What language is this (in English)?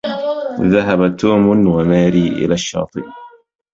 Arabic